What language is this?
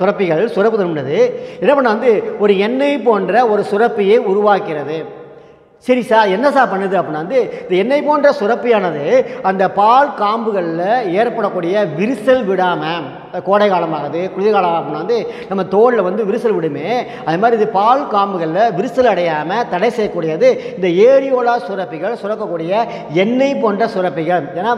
Indonesian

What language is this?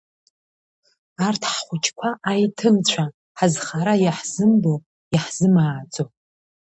Abkhazian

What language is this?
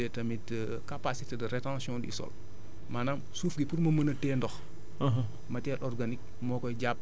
Wolof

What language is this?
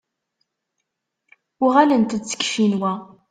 Kabyle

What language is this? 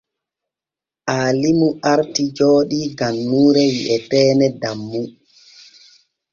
Borgu Fulfulde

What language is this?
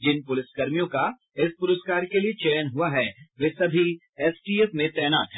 Hindi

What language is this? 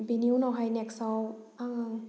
Bodo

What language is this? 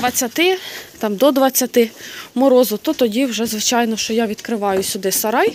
Ukrainian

